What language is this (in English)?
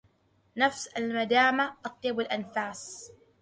Arabic